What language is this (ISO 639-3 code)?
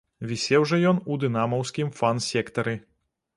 bel